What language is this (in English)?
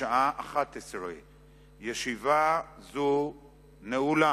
Hebrew